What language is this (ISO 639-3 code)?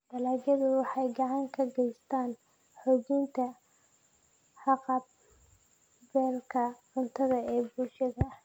som